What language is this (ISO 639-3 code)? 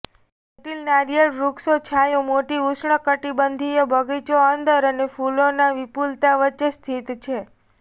guj